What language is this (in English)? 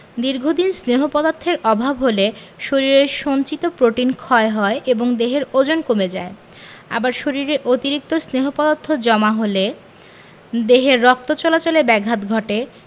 Bangla